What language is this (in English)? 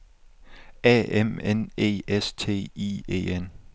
Danish